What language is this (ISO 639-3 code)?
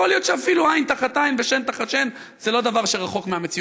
heb